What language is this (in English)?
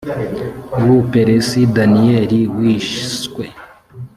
Kinyarwanda